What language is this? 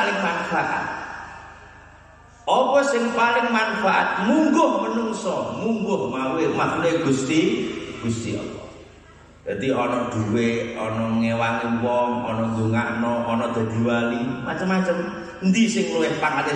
Indonesian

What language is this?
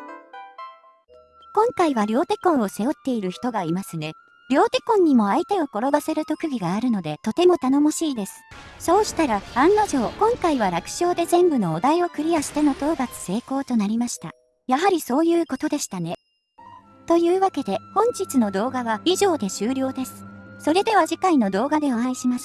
Japanese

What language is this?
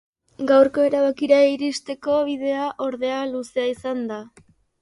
Basque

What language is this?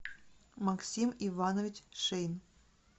Russian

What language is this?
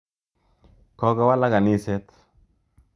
Kalenjin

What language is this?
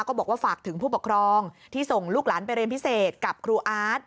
Thai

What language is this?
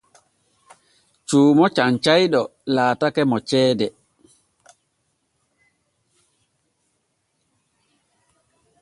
Borgu Fulfulde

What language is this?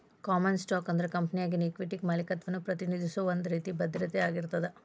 Kannada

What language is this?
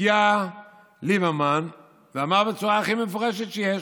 Hebrew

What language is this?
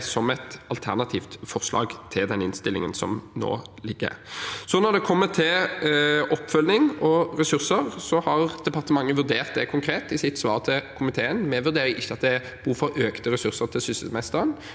Norwegian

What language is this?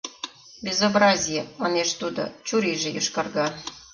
Mari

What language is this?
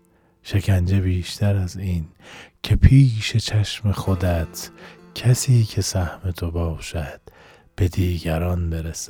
Persian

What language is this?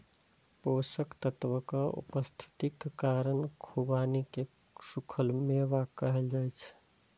Maithili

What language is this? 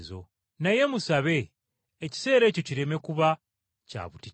Ganda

